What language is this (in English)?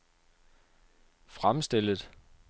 Danish